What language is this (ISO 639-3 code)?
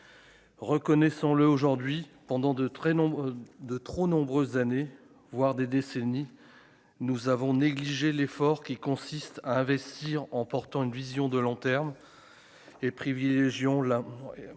fra